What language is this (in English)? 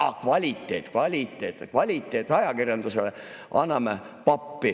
Estonian